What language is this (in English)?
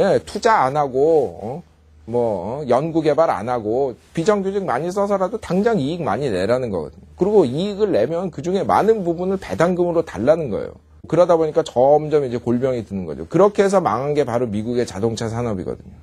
Korean